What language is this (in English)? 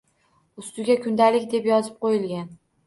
Uzbek